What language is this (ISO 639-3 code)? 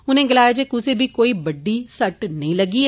doi